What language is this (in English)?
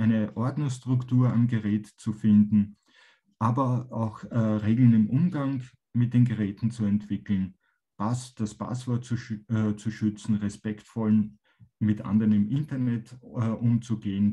German